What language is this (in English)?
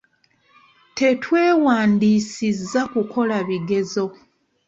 Ganda